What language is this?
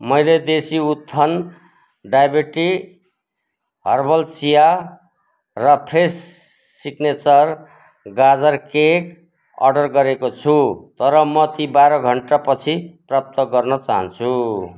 Nepali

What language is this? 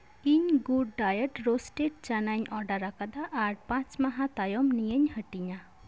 Santali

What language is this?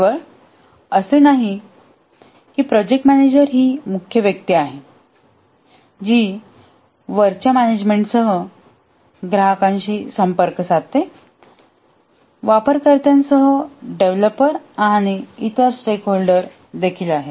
Marathi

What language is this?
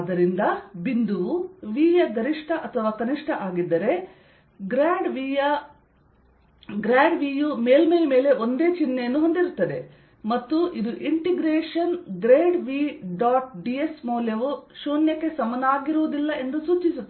Kannada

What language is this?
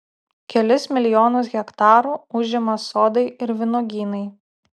Lithuanian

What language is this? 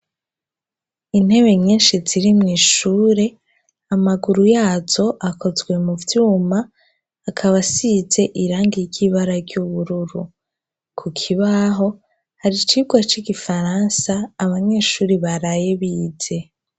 Rundi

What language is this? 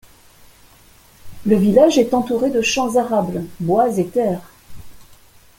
French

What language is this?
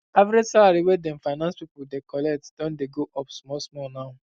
Nigerian Pidgin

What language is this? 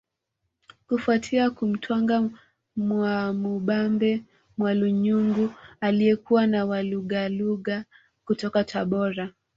Swahili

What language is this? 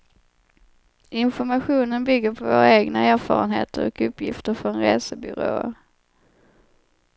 Swedish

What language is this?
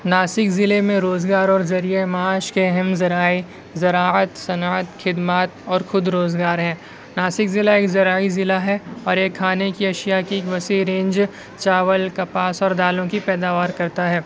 Urdu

